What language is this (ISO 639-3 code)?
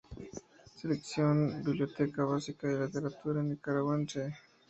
spa